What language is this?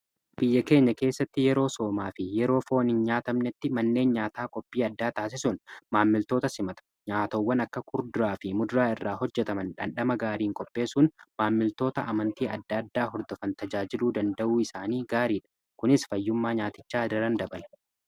Oromo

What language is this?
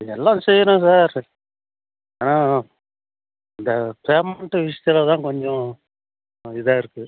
Tamil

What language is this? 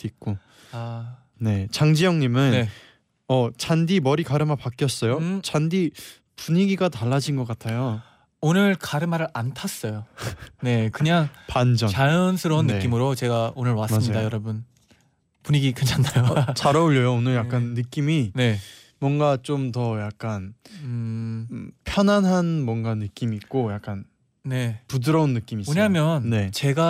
Korean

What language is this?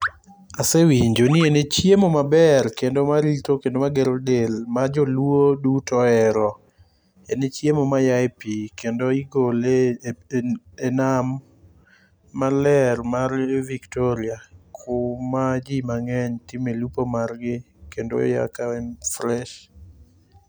Luo (Kenya and Tanzania)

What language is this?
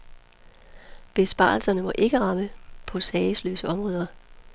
Danish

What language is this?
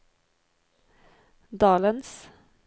Norwegian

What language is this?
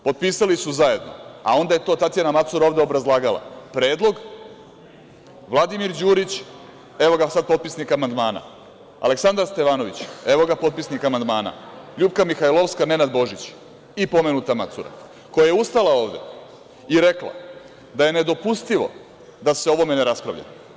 Serbian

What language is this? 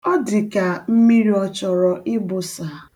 Igbo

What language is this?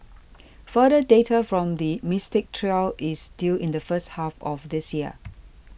English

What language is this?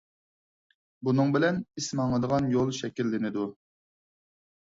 Uyghur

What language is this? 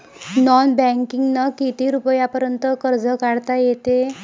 Marathi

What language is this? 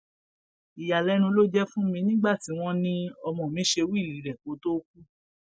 Yoruba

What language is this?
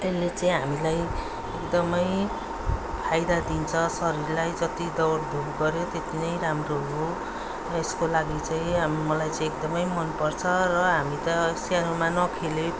Nepali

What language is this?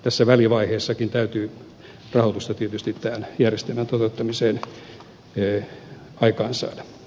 Finnish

